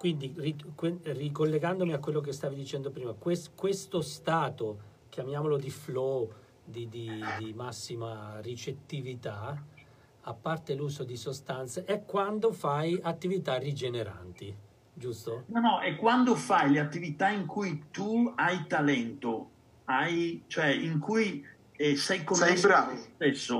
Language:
Italian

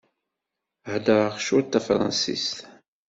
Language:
Kabyle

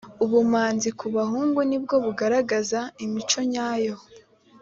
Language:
Kinyarwanda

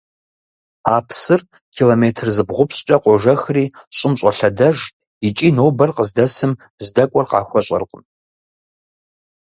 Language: Kabardian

